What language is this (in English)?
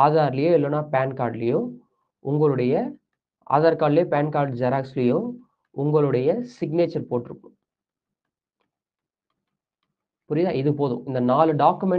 Tamil